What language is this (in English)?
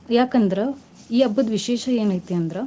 Kannada